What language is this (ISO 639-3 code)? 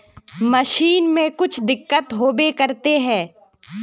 mag